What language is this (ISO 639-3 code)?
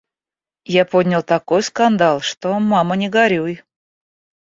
rus